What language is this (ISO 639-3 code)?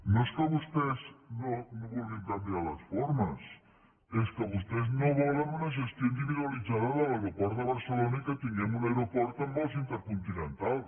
cat